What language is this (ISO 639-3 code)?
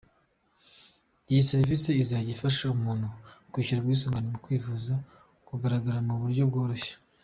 kin